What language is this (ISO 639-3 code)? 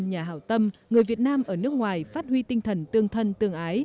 vie